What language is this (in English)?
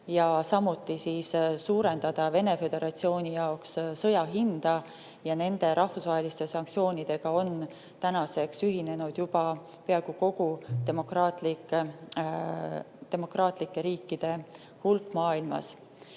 Estonian